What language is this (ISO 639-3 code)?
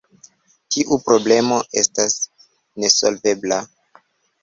epo